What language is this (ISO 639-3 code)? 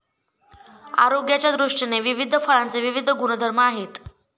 mar